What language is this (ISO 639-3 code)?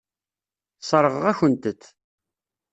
kab